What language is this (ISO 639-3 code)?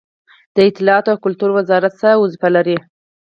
pus